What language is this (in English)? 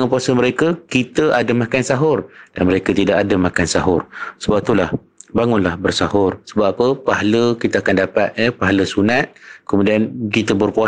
Malay